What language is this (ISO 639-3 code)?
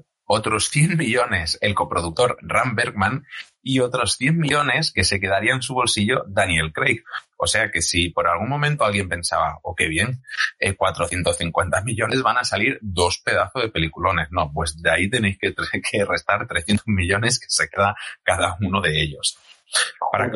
spa